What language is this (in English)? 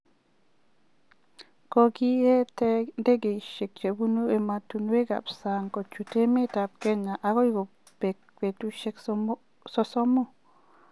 Kalenjin